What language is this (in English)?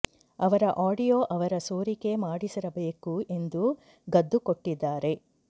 Kannada